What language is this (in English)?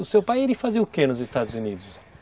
Portuguese